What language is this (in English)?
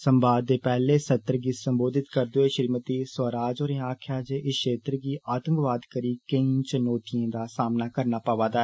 Dogri